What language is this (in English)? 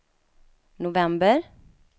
Swedish